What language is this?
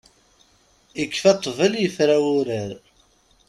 Kabyle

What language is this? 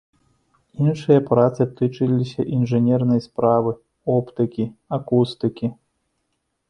Belarusian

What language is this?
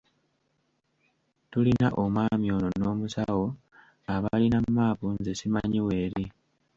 Ganda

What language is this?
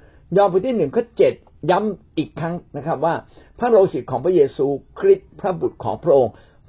Thai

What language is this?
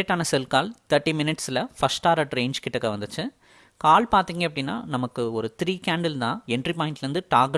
Tamil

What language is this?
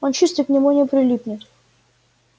Russian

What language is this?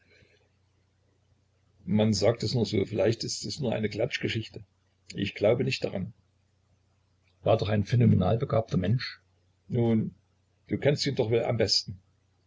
German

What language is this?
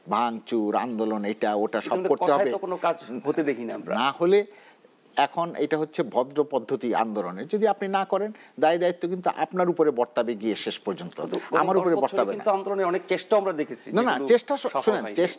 Bangla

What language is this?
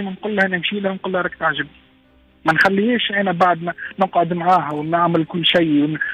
Arabic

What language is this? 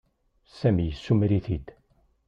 Kabyle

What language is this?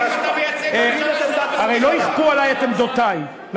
Hebrew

